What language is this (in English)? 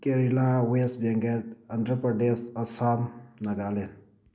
Manipuri